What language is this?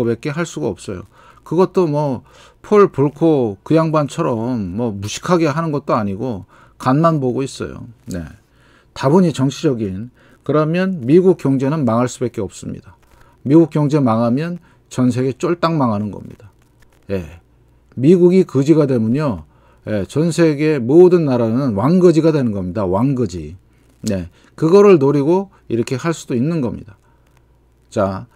Korean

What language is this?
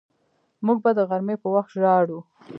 Pashto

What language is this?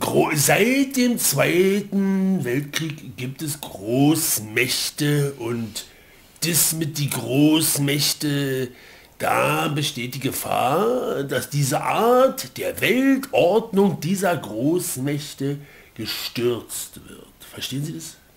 German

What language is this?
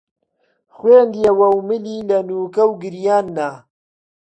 Central Kurdish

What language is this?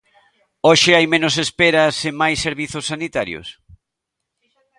Galician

